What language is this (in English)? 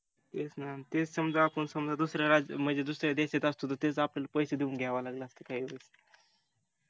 Marathi